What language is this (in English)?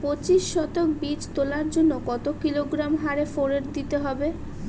Bangla